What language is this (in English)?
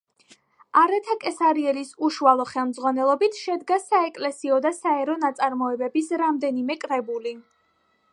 Georgian